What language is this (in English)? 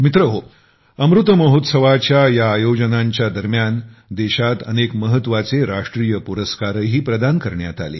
Marathi